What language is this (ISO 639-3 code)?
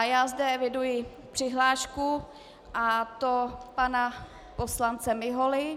ces